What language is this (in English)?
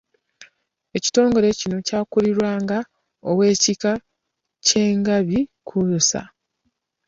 Ganda